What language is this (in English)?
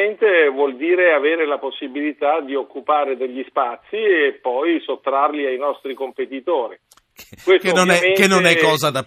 Italian